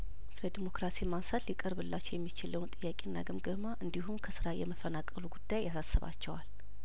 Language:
Amharic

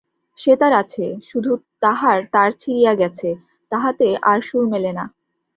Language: Bangla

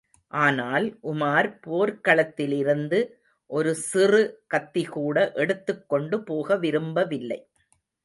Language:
Tamil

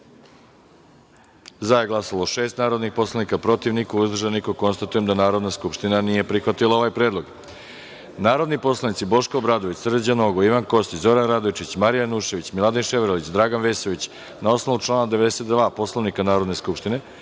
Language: Serbian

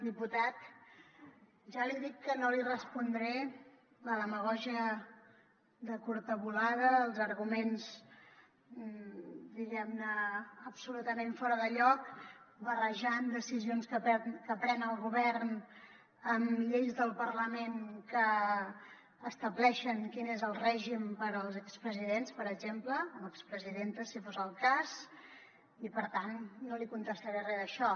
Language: Catalan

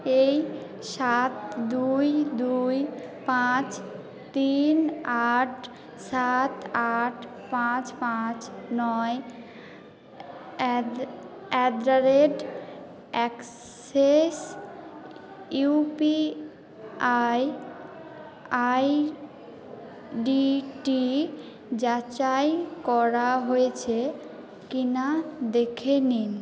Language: Bangla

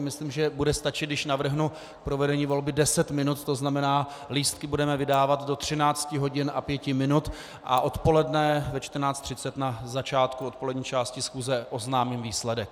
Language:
Czech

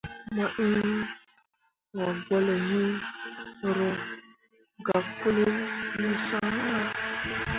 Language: Mundang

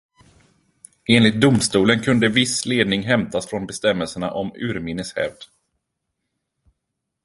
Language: Swedish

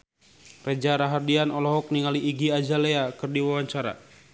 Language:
Sundanese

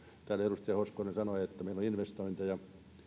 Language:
Finnish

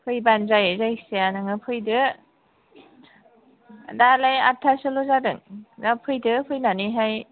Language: Bodo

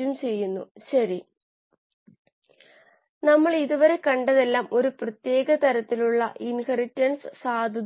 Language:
Malayalam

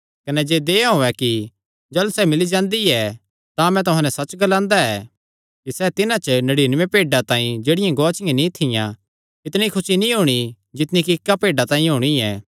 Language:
Kangri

